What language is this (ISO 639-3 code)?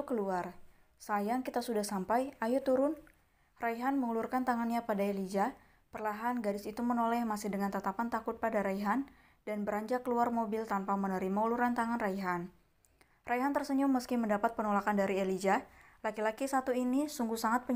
ind